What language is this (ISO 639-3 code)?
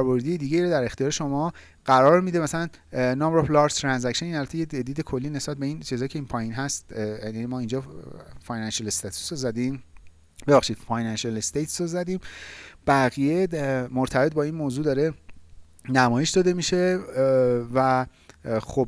fas